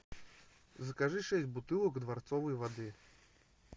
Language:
Russian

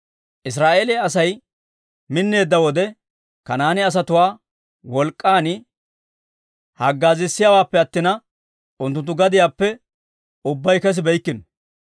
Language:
Dawro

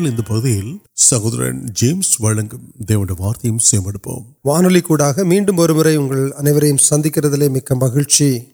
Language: Urdu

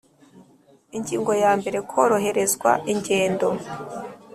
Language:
Kinyarwanda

